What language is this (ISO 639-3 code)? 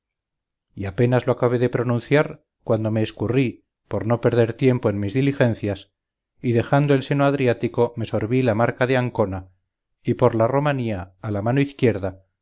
spa